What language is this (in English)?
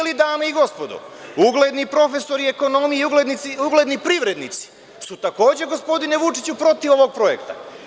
Serbian